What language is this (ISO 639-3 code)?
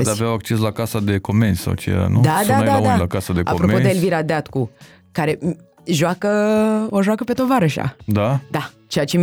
ron